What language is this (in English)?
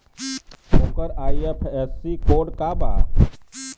Bhojpuri